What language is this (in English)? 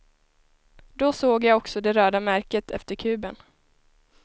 Swedish